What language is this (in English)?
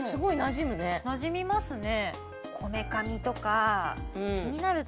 Japanese